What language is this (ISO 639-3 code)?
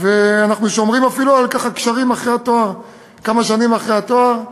heb